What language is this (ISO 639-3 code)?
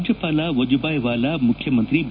kan